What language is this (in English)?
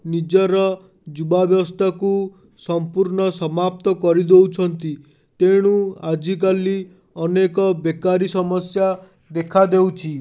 Odia